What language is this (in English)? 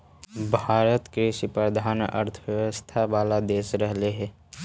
Magahi